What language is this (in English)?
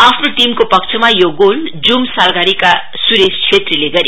Nepali